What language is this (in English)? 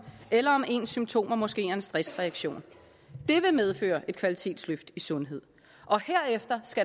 Danish